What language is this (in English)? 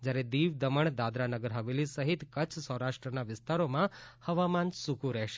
Gujarati